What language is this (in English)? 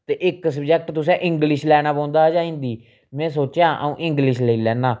Dogri